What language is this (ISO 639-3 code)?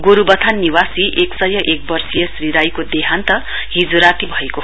nep